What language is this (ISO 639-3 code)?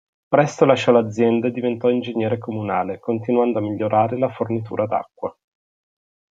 ita